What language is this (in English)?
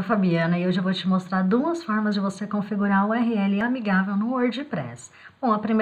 Portuguese